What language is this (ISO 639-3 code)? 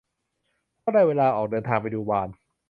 tha